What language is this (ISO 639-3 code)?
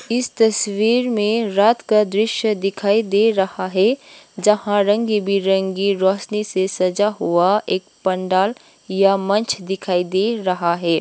hin